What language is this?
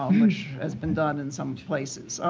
English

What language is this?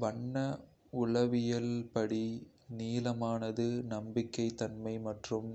Kota (India)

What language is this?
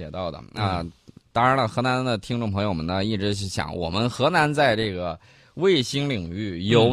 Chinese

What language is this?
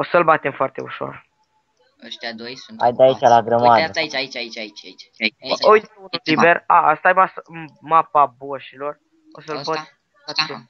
Romanian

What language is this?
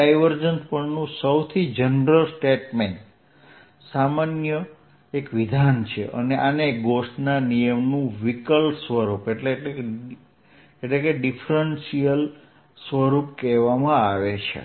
Gujarati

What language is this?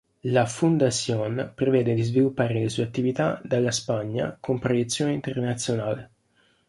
Italian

